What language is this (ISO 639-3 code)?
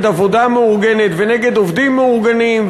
heb